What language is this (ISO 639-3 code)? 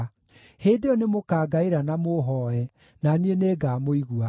kik